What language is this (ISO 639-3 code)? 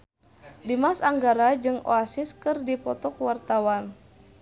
sun